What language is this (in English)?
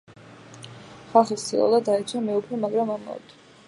Georgian